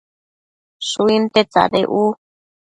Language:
Matsés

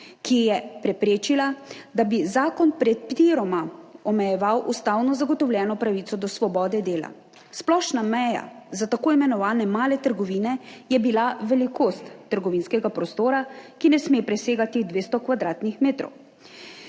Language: Slovenian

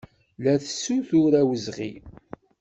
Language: Kabyle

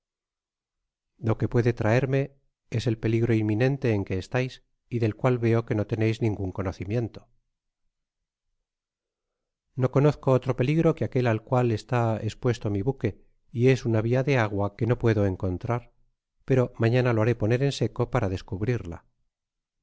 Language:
Spanish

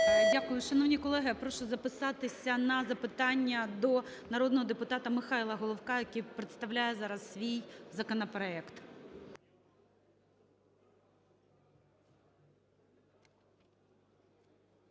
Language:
Ukrainian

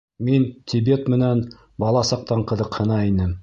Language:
Bashkir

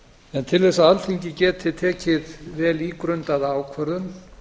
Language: Icelandic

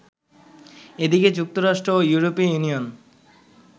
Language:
Bangla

